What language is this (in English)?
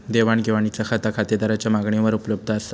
Marathi